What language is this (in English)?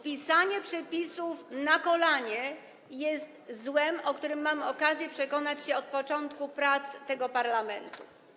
Polish